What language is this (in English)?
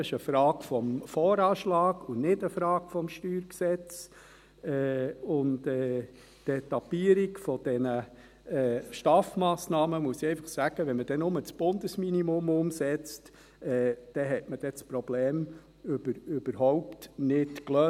Swiss German